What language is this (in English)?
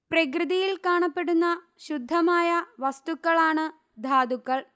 Malayalam